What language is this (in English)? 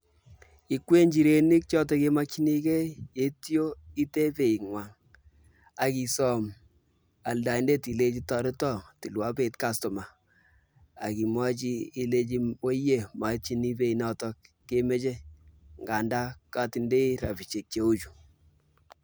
Kalenjin